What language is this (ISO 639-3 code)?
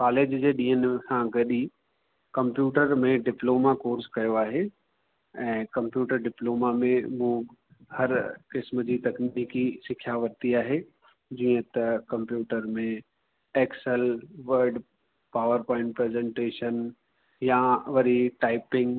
snd